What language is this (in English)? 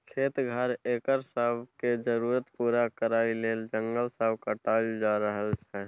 Maithili